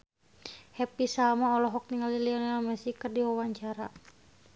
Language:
Sundanese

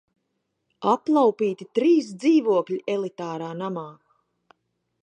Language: Latvian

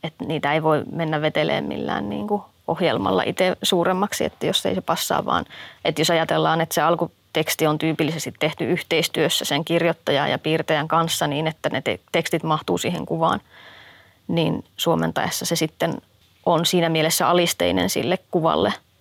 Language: Finnish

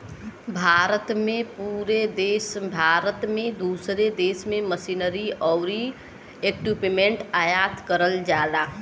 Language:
Bhojpuri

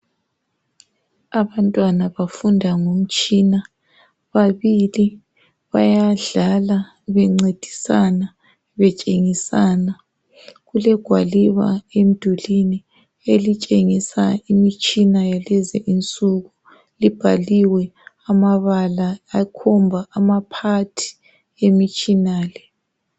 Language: North Ndebele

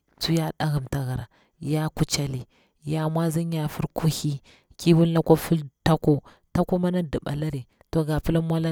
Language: Bura-Pabir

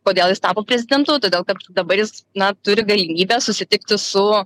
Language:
Lithuanian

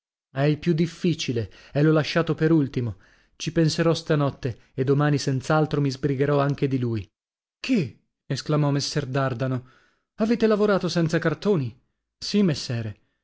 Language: Italian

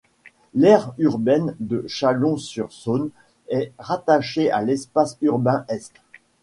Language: French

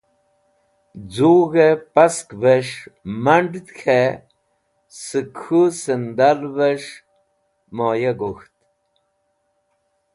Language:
Wakhi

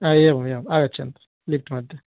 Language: Sanskrit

